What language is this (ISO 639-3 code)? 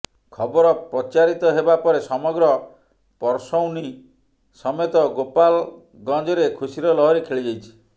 ori